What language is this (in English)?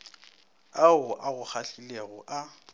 Northern Sotho